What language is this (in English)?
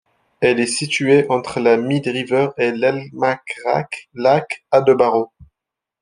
French